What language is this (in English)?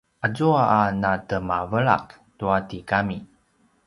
Paiwan